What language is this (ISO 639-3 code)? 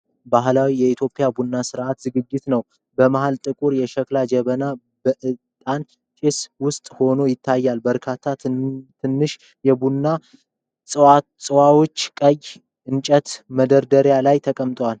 amh